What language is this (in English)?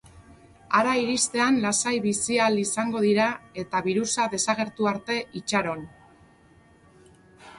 Basque